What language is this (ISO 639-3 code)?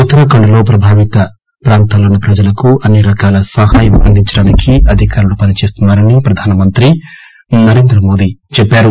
tel